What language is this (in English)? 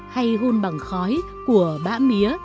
Vietnamese